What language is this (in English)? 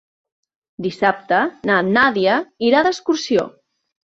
Catalan